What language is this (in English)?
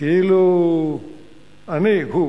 Hebrew